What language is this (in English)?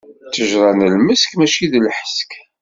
Kabyle